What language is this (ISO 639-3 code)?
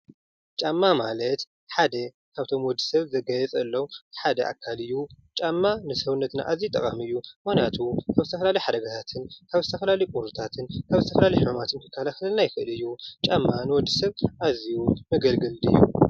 tir